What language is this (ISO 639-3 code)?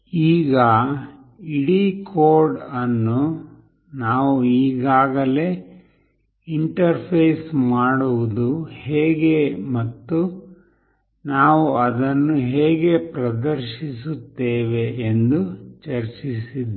kan